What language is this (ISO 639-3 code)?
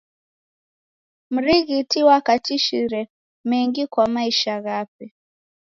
dav